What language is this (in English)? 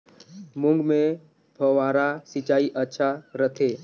Chhattisgarhi